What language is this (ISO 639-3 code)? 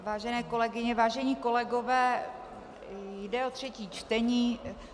ces